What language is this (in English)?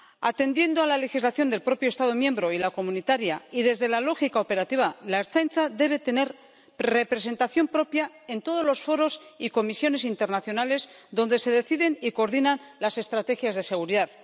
Spanish